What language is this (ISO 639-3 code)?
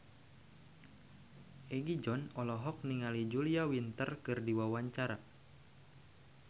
sun